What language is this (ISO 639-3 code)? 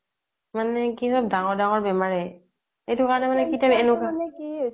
asm